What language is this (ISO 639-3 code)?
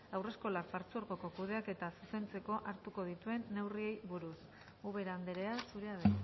eus